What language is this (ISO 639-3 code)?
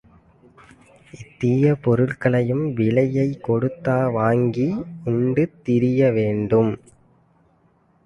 tam